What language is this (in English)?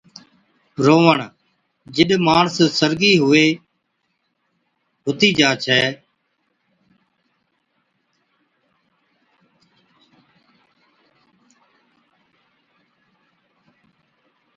Od